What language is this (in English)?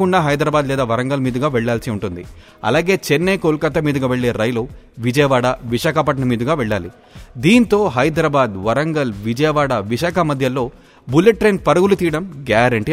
Telugu